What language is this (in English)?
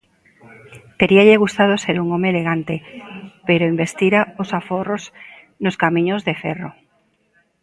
Galician